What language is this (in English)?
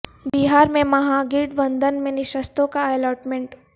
Urdu